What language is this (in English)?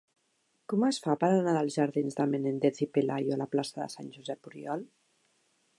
Catalan